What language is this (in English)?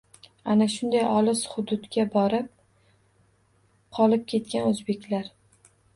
Uzbek